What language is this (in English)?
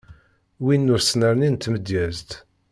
Kabyle